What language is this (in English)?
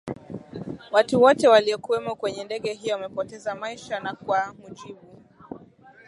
Swahili